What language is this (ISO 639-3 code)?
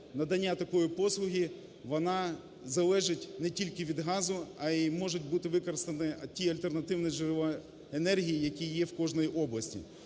ukr